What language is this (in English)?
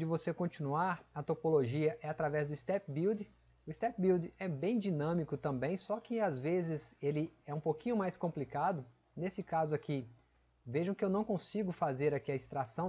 Portuguese